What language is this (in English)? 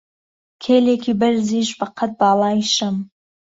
Central Kurdish